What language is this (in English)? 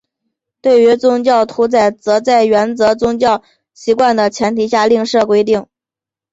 Chinese